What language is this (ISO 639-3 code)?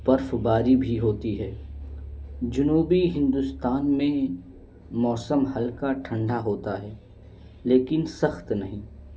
urd